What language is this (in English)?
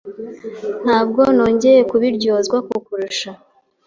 Kinyarwanda